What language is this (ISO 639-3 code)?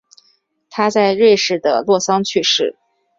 zho